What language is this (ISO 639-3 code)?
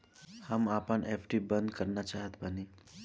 bho